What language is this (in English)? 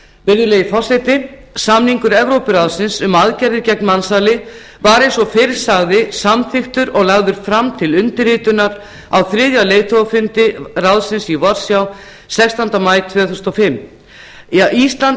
Icelandic